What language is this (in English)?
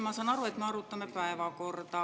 Estonian